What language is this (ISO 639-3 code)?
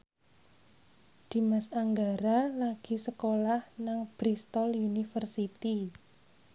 jav